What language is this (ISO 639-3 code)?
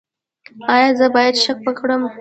pus